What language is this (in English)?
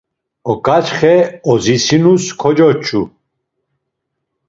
Laz